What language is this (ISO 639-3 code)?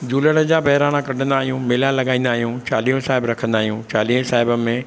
snd